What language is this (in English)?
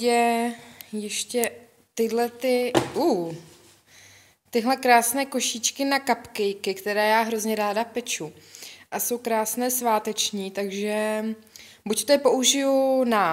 Czech